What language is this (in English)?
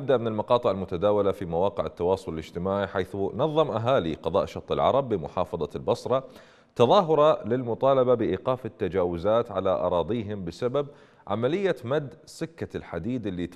Arabic